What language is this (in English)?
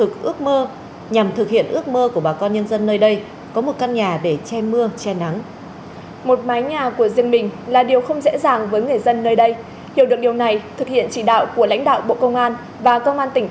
Vietnamese